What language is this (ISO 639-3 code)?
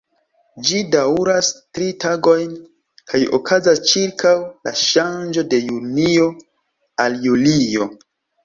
epo